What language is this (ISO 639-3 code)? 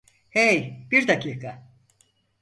tur